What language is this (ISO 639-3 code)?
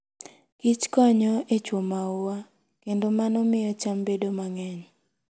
luo